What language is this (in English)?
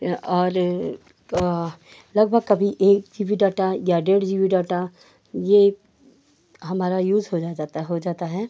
Hindi